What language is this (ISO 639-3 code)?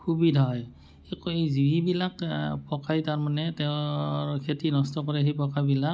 asm